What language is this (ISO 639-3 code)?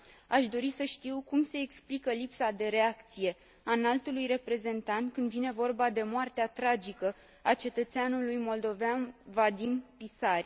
ron